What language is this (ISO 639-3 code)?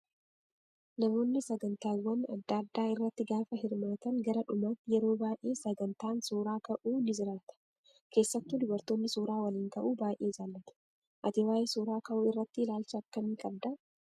orm